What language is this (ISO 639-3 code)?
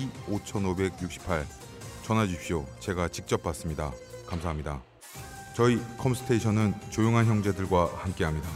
kor